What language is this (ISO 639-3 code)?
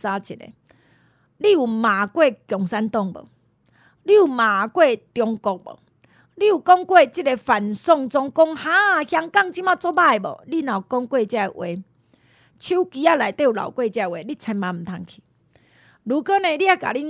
zho